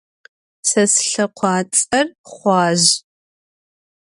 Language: Adyghe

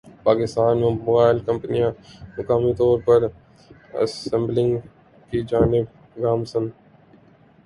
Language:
Urdu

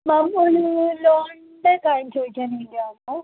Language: Malayalam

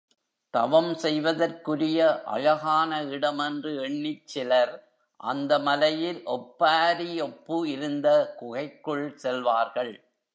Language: Tamil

